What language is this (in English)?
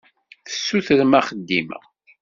Kabyle